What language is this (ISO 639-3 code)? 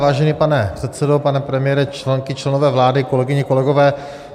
ces